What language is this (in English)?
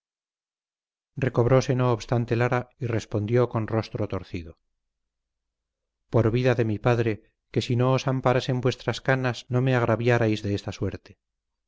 Spanish